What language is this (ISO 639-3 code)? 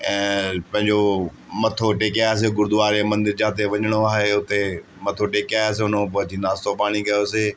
snd